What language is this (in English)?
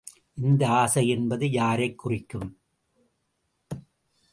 Tamil